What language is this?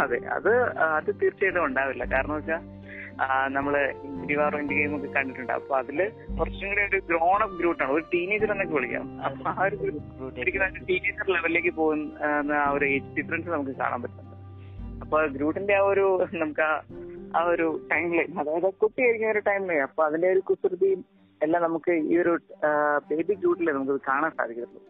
Malayalam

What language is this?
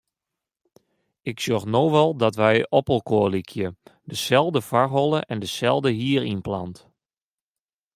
Western Frisian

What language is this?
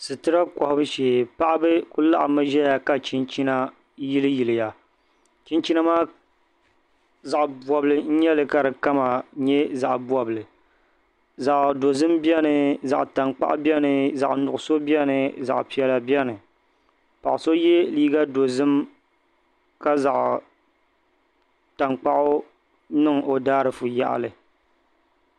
Dagbani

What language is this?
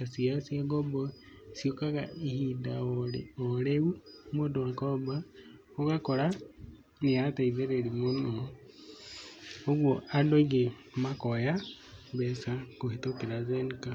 Kikuyu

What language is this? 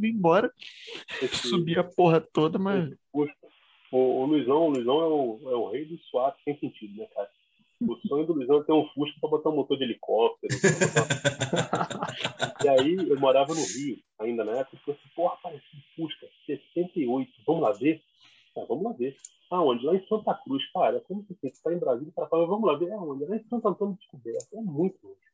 Portuguese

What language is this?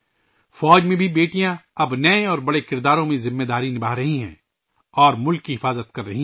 Urdu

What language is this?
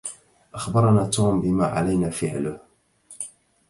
Arabic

